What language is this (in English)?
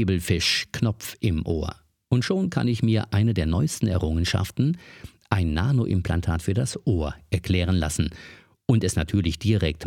German